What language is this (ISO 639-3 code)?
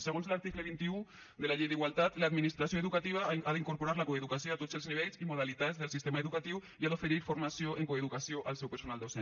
cat